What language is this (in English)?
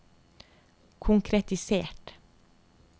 Norwegian